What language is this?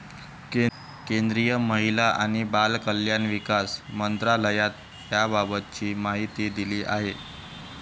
Marathi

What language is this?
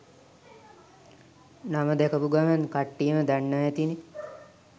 Sinhala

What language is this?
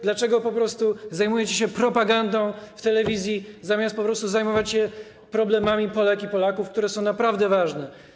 Polish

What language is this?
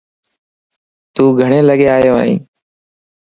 Lasi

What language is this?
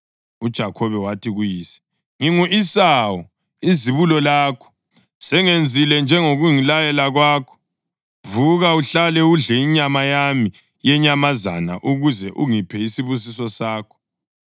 North Ndebele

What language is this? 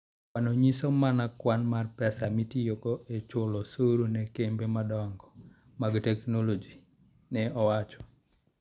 Luo (Kenya and Tanzania)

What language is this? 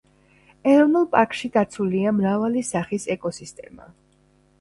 Georgian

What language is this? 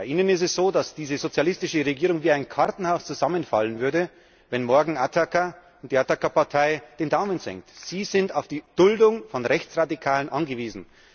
German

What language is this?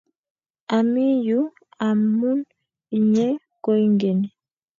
Kalenjin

